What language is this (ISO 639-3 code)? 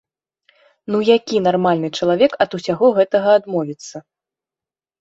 bel